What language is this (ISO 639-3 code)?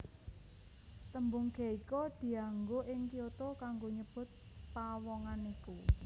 jav